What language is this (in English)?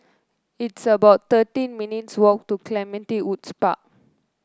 English